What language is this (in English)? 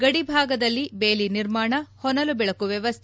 Kannada